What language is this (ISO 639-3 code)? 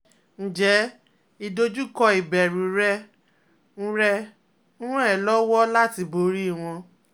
yor